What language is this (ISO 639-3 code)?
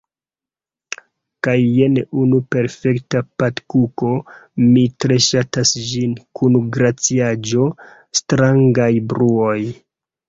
epo